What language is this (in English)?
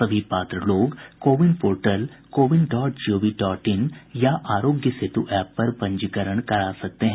Hindi